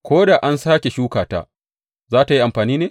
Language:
Hausa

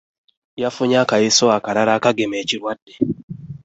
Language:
Ganda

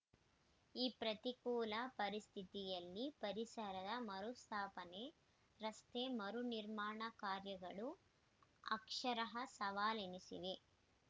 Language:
Kannada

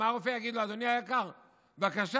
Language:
Hebrew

